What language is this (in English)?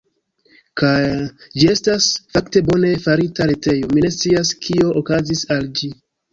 Esperanto